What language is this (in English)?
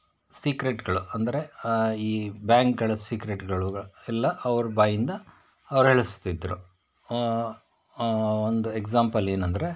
Kannada